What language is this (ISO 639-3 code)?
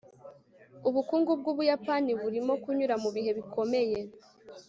kin